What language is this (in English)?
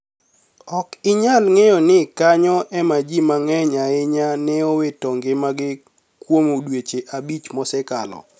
Luo (Kenya and Tanzania)